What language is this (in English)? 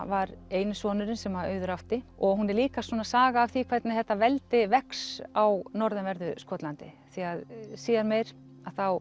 Icelandic